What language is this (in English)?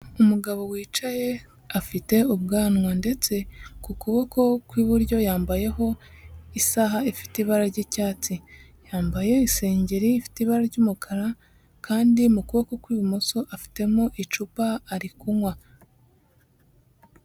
Kinyarwanda